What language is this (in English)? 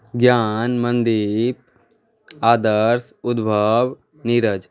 Maithili